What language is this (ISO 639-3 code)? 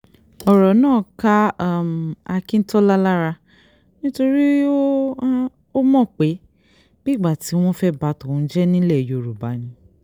yor